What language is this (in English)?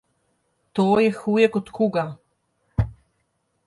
Slovenian